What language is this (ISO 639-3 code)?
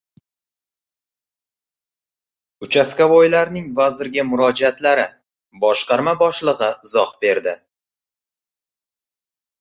uzb